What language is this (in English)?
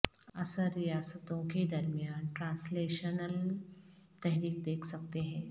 Urdu